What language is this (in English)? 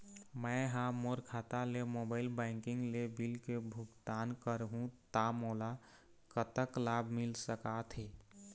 Chhattisgarhi